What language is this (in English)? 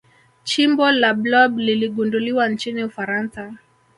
Swahili